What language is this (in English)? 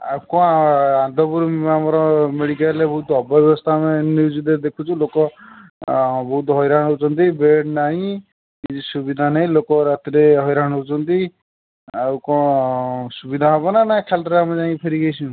Odia